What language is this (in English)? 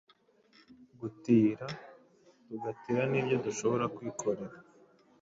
Kinyarwanda